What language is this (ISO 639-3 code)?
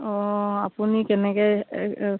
asm